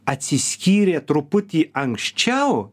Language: Lithuanian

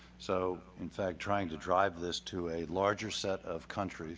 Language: English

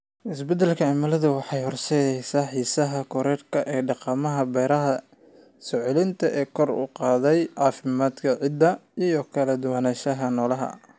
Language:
Somali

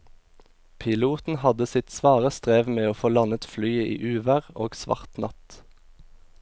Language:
Norwegian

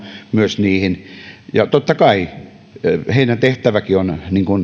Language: Finnish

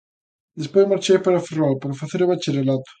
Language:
Galician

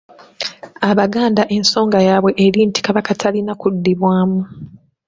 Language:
Ganda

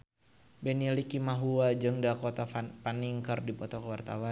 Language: Sundanese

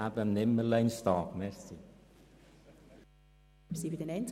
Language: Swiss German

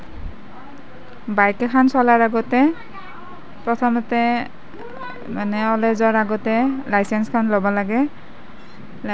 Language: Assamese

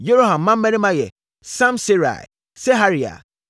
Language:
Akan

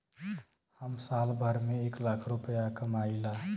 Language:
Bhojpuri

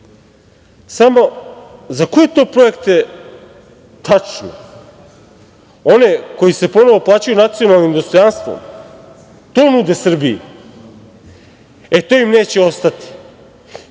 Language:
Serbian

